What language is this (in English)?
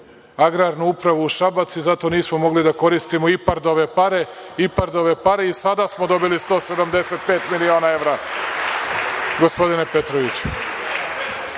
Serbian